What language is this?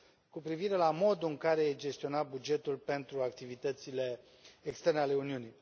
Romanian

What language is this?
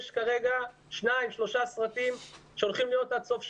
Hebrew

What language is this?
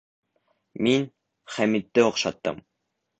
Bashkir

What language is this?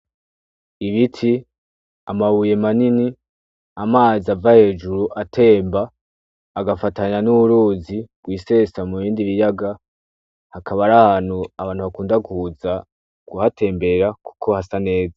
Rundi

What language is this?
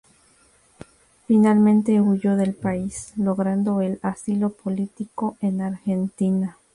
Spanish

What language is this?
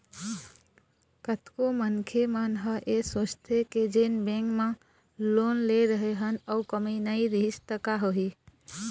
Chhattisgarhi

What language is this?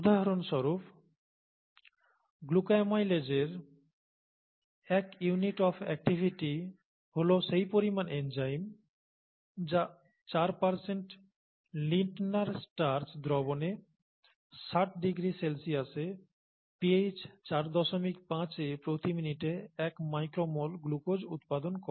Bangla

